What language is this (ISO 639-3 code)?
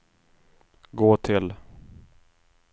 swe